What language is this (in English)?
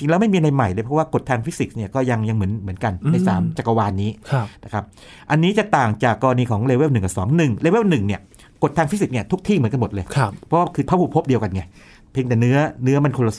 Thai